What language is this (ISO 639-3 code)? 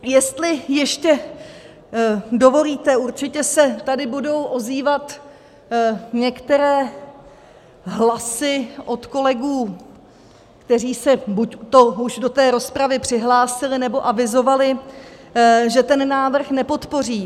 ces